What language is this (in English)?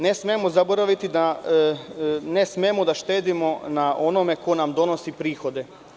Serbian